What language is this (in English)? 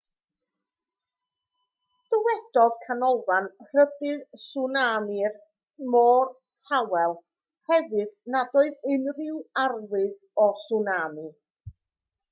Welsh